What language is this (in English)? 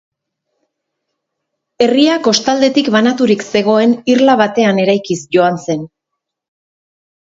Basque